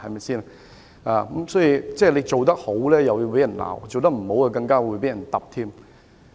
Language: Cantonese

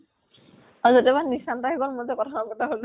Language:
Assamese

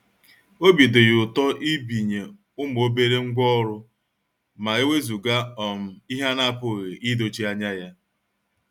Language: Igbo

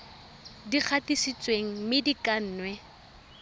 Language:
Tswana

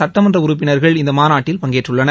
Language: Tamil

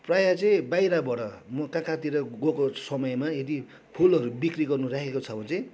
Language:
Nepali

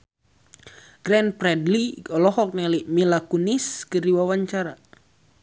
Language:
Sundanese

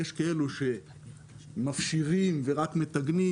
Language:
Hebrew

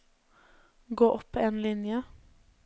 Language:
Norwegian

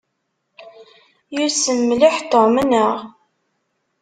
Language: Kabyle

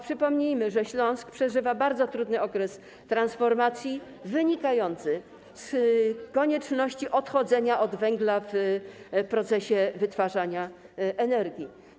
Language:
Polish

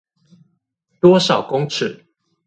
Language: Chinese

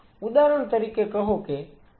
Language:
Gujarati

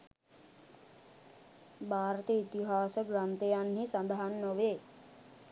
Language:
Sinhala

